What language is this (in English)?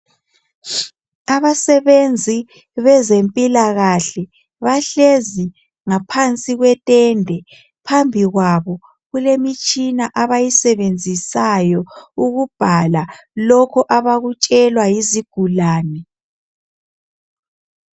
North Ndebele